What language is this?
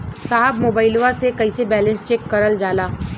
Bhojpuri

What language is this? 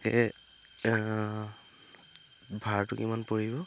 Assamese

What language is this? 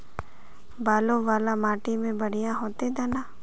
Magahi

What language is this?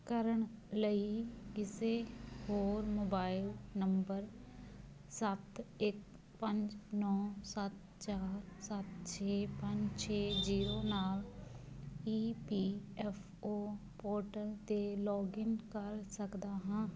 Punjabi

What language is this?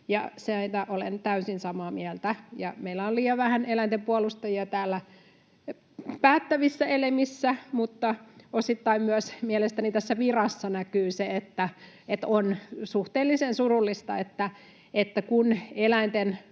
Finnish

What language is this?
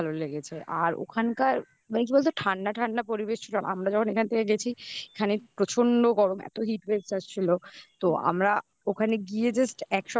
Bangla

